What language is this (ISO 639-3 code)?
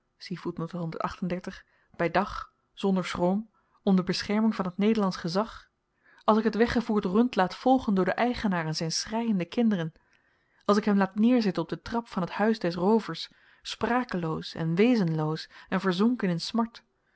nld